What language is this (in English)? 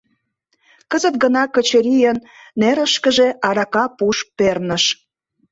Mari